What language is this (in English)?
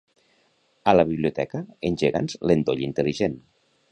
Catalan